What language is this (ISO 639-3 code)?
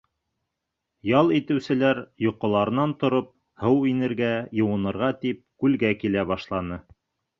bak